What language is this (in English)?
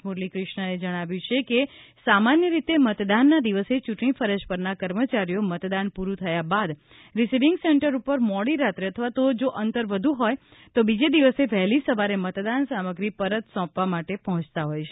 Gujarati